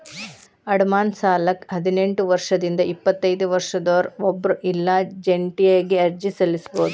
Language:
Kannada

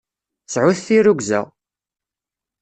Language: Kabyle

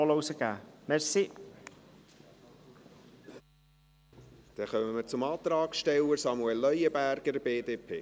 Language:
Swiss German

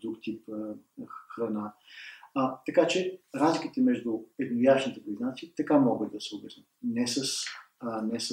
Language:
Bulgarian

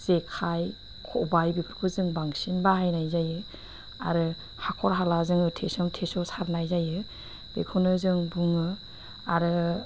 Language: Bodo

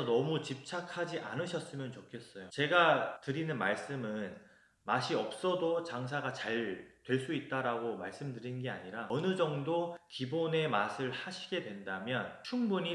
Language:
Korean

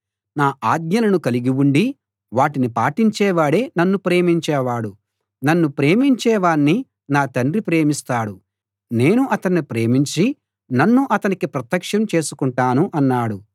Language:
Telugu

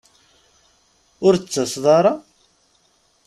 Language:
Kabyle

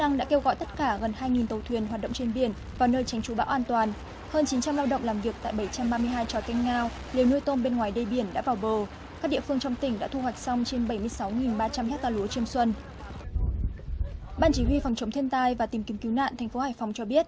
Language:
Vietnamese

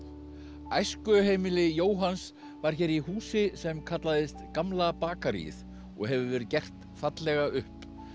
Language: Icelandic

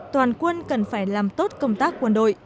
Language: Vietnamese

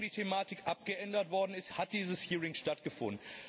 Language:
German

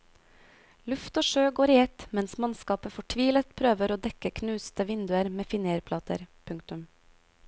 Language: Norwegian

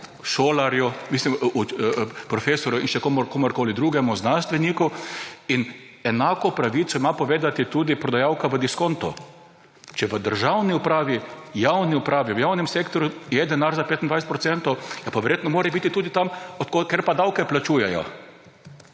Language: Slovenian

